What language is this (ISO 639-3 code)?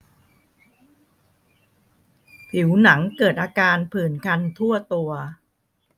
tha